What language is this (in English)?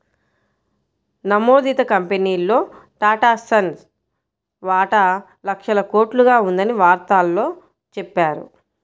Telugu